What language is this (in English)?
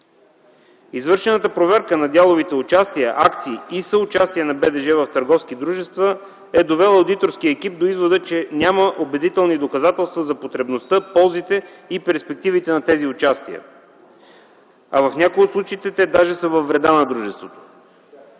Bulgarian